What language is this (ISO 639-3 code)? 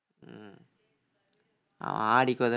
tam